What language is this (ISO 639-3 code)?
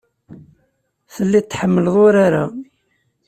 kab